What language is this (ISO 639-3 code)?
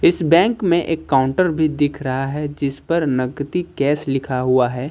hin